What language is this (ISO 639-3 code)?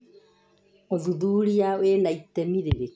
kik